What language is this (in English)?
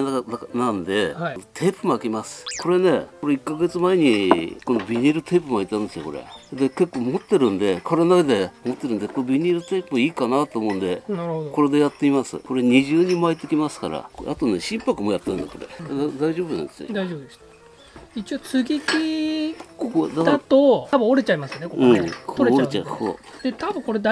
Japanese